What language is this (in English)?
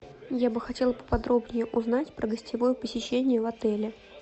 Russian